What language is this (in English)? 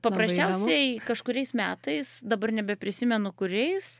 Lithuanian